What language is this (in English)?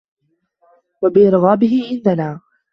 Arabic